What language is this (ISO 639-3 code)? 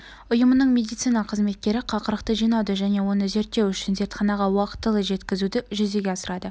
kaz